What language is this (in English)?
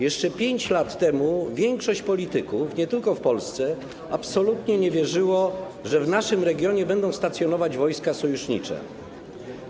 Polish